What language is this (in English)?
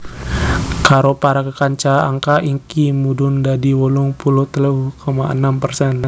Javanese